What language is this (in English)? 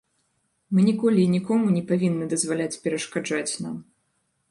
Belarusian